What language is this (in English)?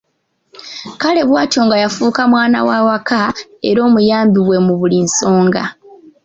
Ganda